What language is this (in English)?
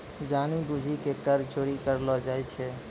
Maithili